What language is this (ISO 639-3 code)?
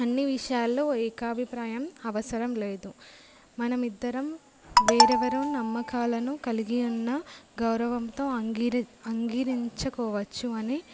tel